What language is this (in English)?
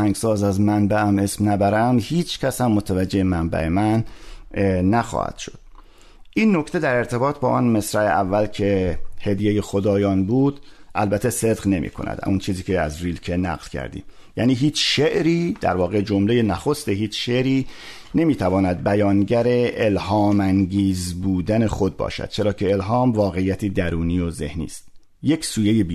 Persian